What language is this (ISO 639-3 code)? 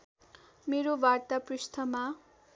nep